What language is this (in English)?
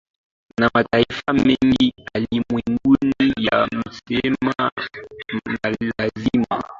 Swahili